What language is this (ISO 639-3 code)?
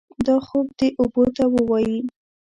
pus